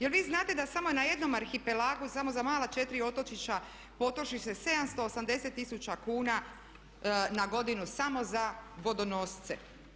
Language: Croatian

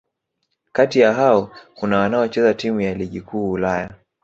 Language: Swahili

